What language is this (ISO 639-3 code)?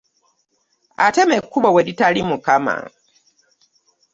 lug